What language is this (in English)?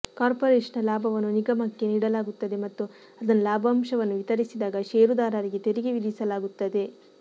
Kannada